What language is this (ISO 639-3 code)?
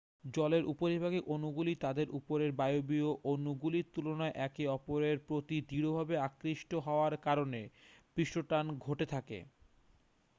ben